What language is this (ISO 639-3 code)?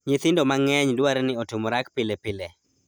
luo